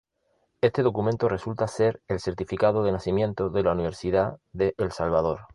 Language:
Spanish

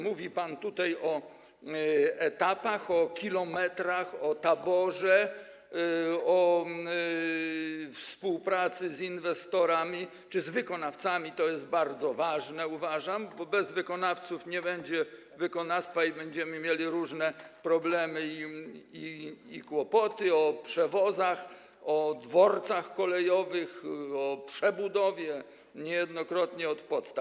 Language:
Polish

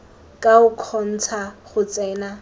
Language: Tswana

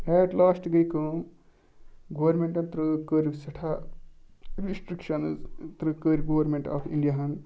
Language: Kashmiri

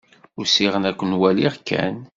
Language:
Kabyle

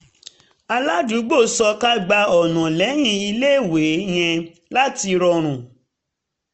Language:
Yoruba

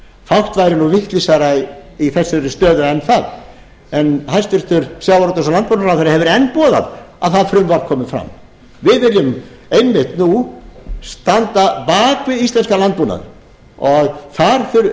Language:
Icelandic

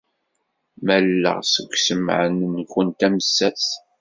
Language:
Kabyle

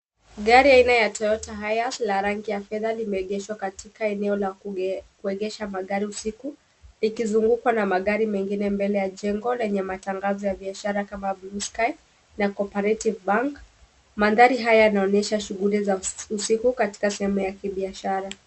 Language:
Swahili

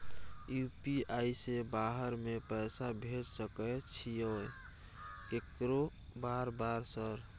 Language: Maithili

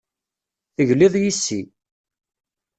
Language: Kabyle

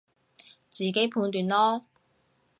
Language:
Cantonese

